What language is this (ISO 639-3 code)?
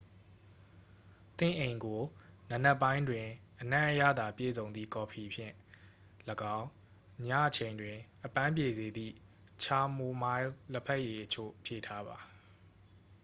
mya